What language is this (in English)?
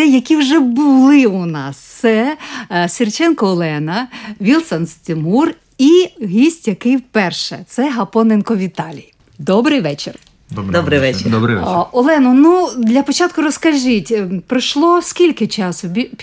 Ukrainian